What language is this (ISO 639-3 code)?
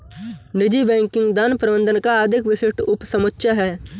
hin